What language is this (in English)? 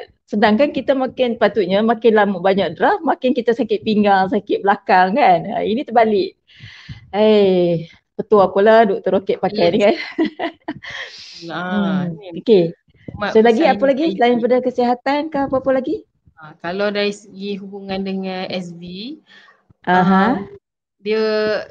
Malay